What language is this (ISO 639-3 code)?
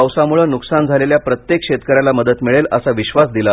mar